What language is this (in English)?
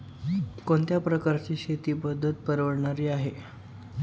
Marathi